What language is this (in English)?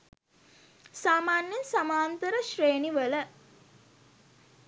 Sinhala